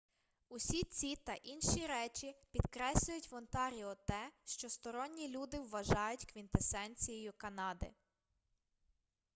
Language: Ukrainian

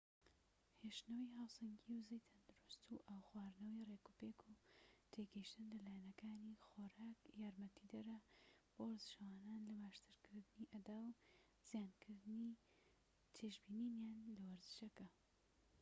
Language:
Central Kurdish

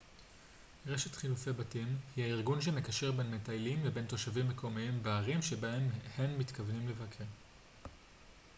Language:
Hebrew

